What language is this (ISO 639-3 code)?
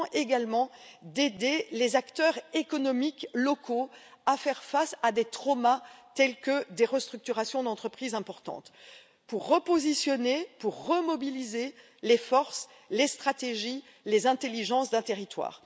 fra